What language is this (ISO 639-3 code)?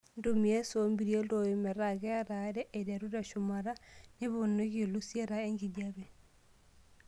mas